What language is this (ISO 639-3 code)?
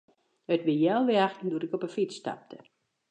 fry